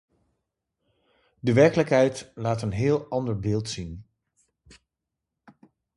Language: Dutch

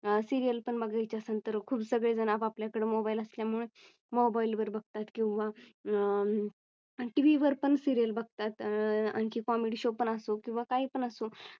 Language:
Marathi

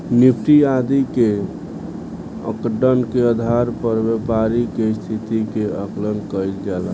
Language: Bhojpuri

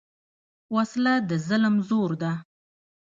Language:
Pashto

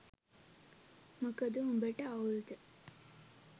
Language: Sinhala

